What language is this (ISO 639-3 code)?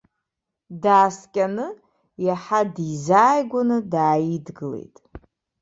abk